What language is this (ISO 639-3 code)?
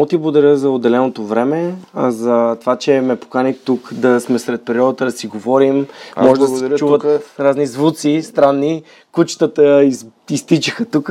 bul